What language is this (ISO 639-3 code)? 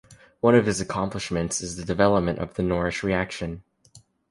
eng